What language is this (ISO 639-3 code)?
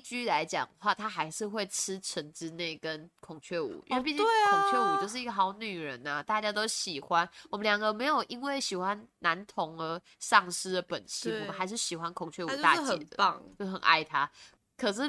zho